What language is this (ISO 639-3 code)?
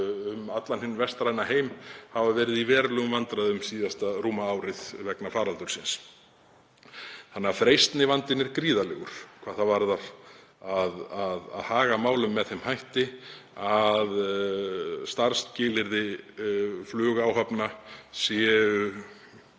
isl